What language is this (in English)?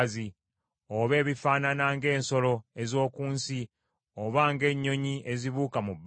Ganda